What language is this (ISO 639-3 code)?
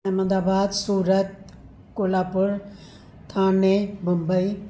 snd